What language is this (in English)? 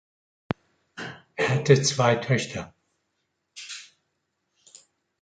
German